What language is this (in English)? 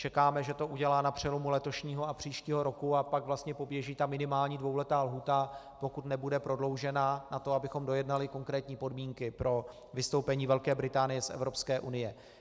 Czech